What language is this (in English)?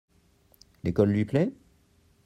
French